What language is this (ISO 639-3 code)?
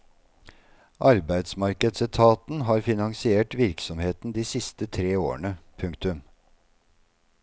nor